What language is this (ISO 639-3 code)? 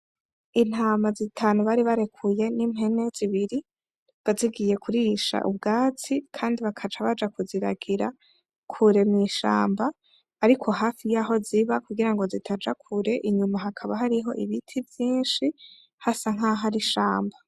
run